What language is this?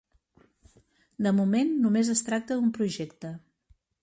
Catalan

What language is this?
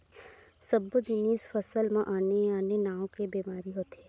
Chhattisgarhi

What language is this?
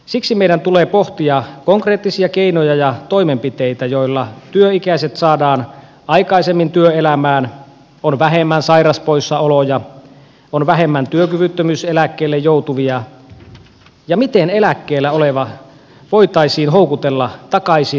Finnish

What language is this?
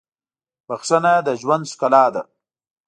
Pashto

